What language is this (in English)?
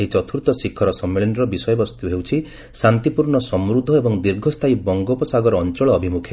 Odia